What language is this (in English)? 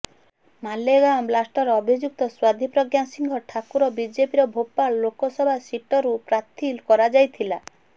Odia